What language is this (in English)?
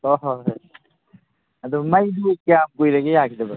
Manipuri